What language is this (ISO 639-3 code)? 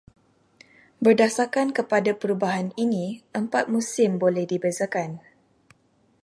msa